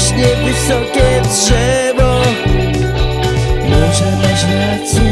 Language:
Polish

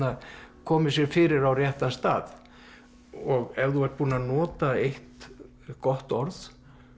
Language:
Icelandic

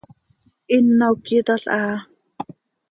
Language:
Seri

